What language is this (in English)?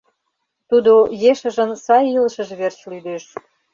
Mari